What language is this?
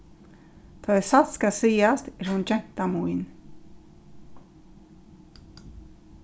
Faroese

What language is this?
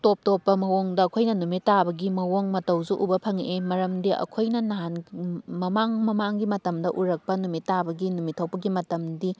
Manipuri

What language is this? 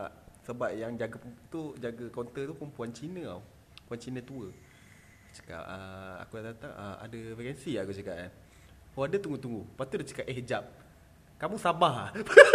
Malay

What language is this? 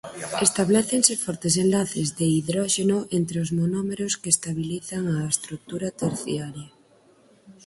Galician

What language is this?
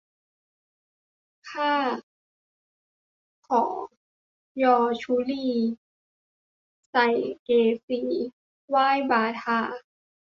Thai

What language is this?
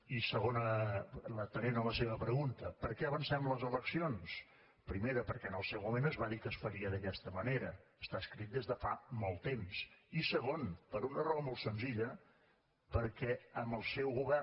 Catalan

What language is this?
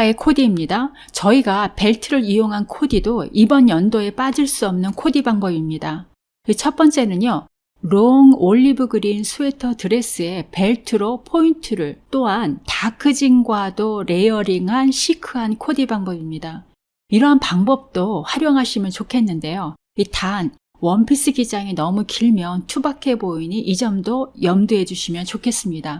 Korean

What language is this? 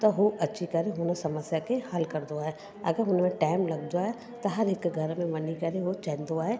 Sindhi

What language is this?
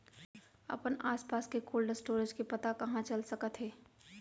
Chhattisgarhi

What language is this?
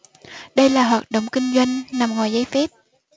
Vietnamese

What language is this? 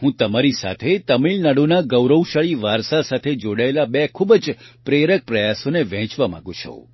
Gujarati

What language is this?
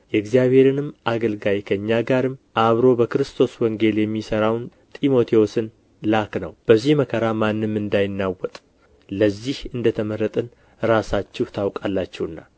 Amharic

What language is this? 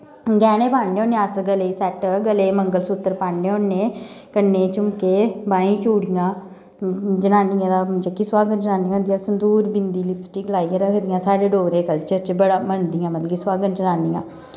Dogri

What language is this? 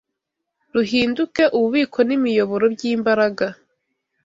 Kinyarwanda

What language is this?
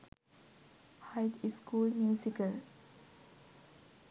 Sinhala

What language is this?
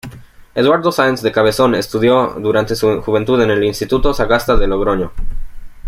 Spanish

